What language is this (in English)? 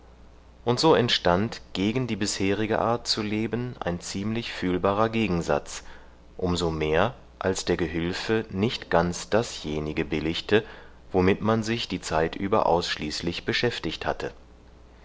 German